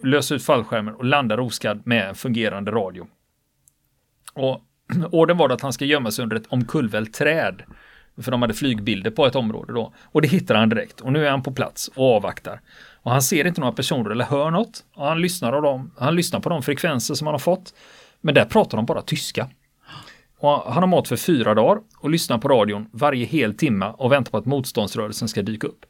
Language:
Swedish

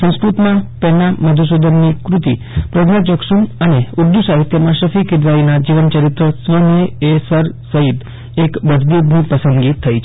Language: Gujarati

